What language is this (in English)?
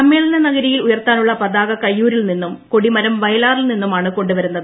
Malayalam